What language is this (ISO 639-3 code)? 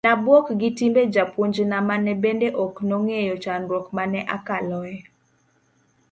luo